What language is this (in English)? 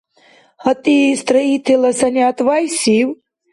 Dargwa